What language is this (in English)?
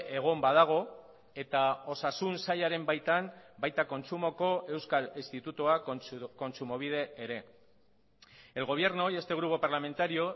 Basque